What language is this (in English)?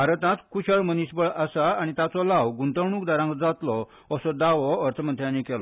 Konkani